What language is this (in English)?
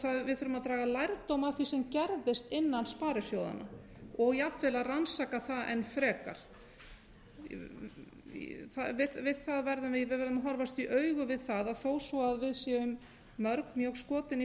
Icelandic